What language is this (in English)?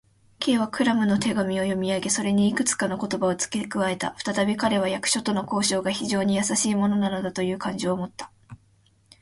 Japanese